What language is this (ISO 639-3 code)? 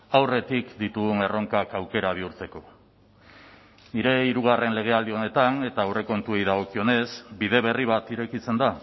eus